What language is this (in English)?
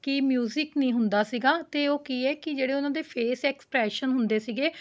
Punjabi